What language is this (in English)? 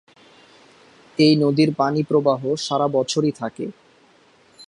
Bangla